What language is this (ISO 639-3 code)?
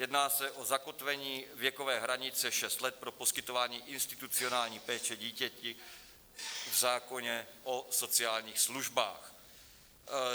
ces